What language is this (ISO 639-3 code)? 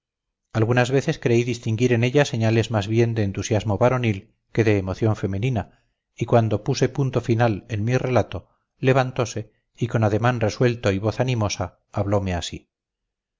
spa